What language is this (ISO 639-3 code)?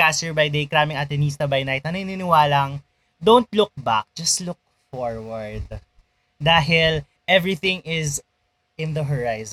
fil